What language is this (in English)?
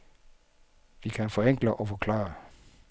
Danish